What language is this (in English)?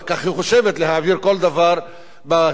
Hebrew